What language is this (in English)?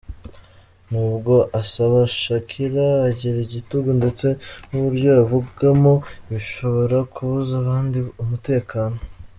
Kinyarwanda